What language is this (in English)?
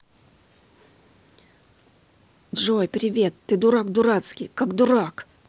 Russian